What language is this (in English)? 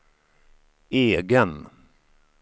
Swedish